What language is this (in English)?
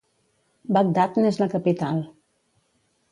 Catalan